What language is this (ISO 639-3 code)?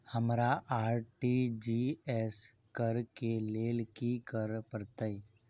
mai